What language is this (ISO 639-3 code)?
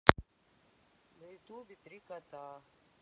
rus